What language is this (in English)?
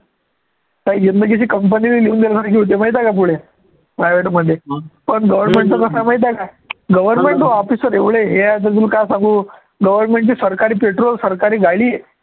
Marathi